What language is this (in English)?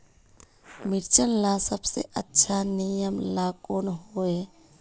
Magahi